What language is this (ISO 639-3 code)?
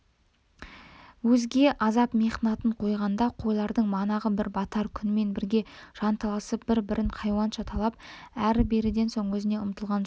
kaz